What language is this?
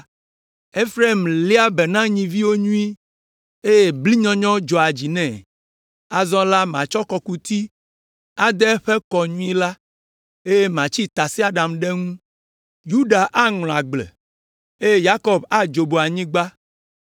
Ewe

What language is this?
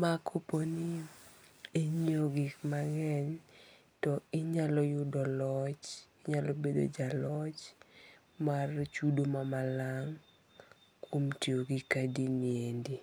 Luo (Kenya and Tanzania)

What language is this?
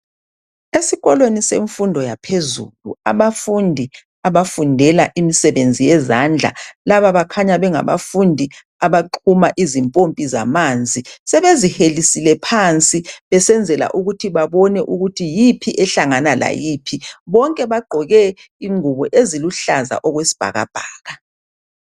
North Ndebele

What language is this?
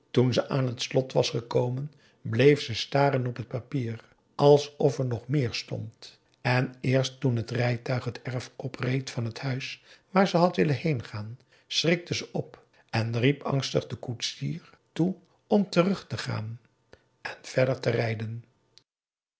Dutch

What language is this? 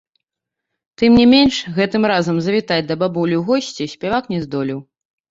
Belarusian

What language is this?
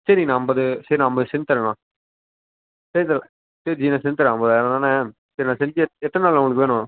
Tamil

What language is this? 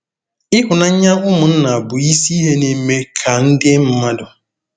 Igbo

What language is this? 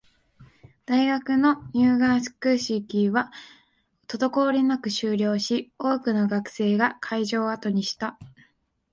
Japanese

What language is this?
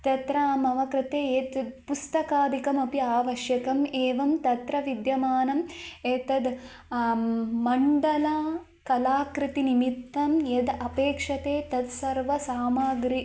Sanskrit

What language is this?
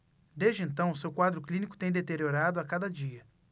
Portuguese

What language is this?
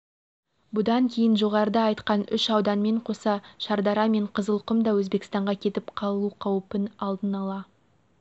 Kazakh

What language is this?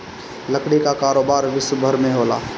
Bhojpuri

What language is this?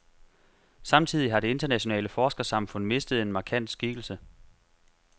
Danish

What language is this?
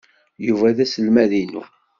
Kabyle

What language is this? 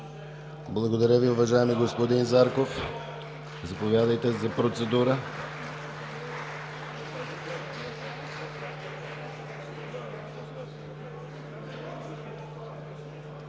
Bulgarian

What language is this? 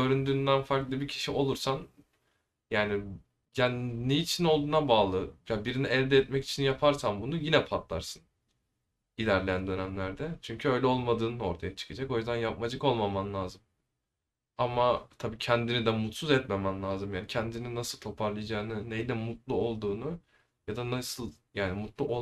Turkish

